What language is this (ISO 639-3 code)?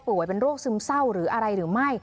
tha